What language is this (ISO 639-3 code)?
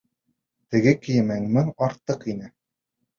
bak